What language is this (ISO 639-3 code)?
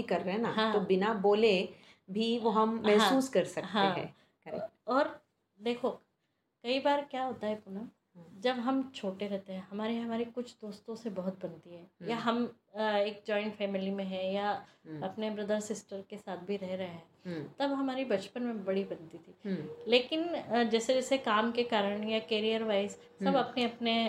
hin